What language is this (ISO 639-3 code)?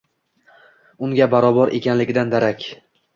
uzb